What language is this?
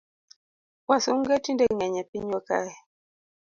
Luo (Kenya and Tanzania)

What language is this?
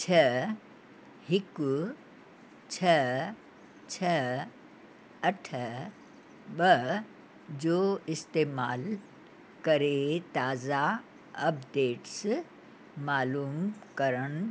Sindhi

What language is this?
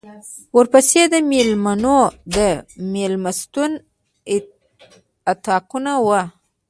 Pashto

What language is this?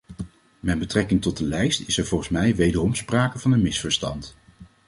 Dutch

